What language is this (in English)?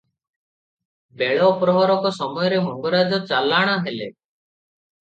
Odia